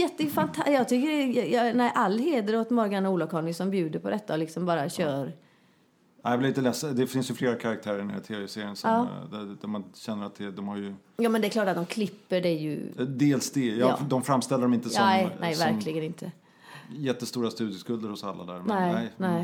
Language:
Swedish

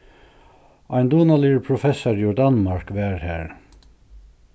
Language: Faroese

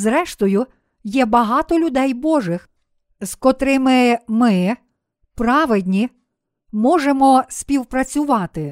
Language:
Ukrainian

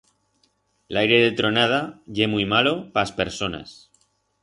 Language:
Aragonese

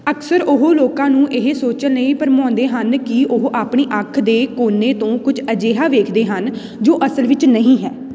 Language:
Punjabi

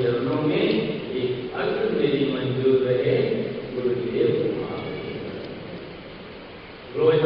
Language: Hindi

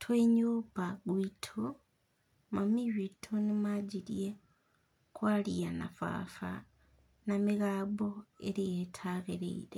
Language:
Kikuyu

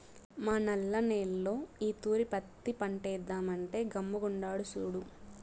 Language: Telugu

